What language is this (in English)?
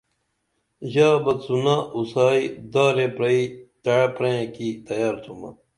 Dameli